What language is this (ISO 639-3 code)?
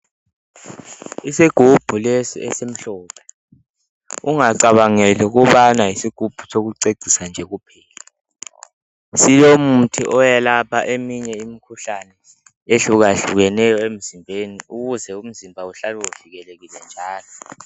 nde